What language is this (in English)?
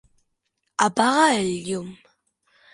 Catalan